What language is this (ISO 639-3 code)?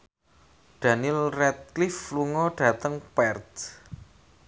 jav